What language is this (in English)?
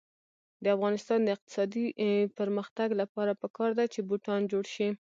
Pashto